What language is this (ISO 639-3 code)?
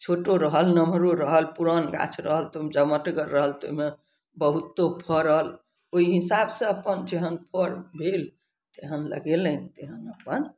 mai